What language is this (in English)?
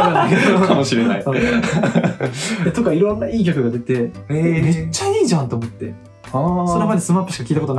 Japanese